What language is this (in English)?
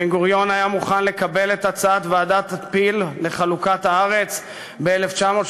Hebrew